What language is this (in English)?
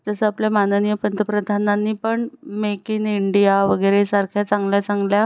Marathi